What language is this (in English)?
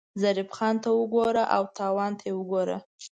Pashto